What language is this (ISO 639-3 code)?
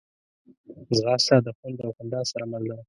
pus